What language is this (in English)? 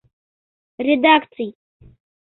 Mari